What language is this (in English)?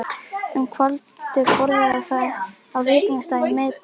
Icelandic